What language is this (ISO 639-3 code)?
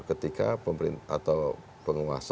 ind